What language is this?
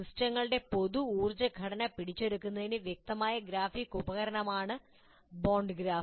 Malayalam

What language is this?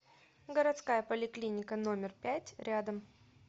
Russian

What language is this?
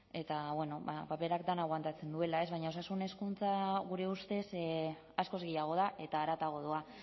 Basque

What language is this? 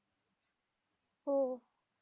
Marathi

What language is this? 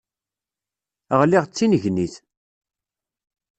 Kabyle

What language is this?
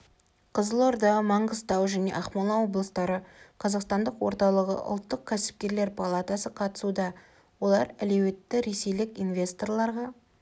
Kazakh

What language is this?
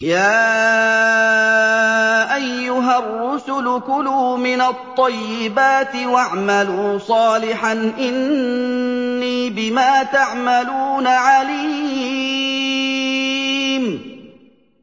Arabic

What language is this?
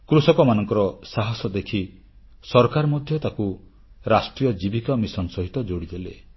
Odia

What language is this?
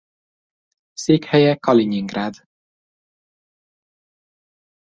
Hungarian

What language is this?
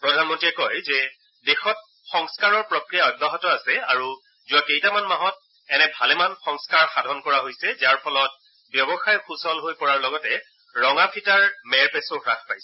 Assamese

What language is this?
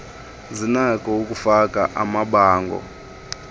Xhosa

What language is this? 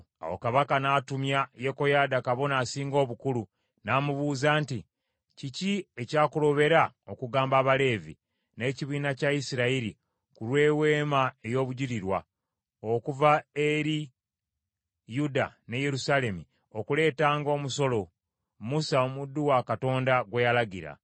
Ganda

